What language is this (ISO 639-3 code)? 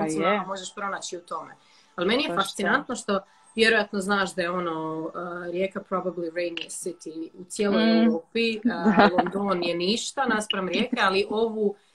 hrv